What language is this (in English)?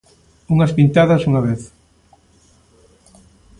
Galician